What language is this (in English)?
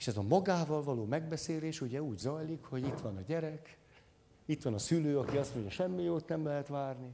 Hungarian